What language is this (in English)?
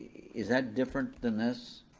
English